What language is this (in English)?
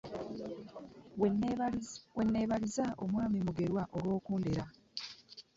Ganda